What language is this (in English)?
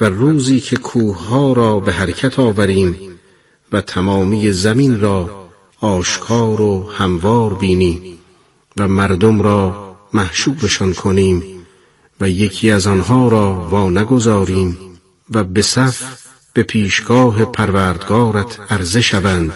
Persian